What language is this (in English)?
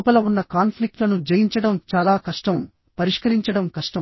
Telugu